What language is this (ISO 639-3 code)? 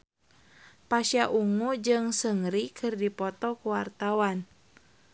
sun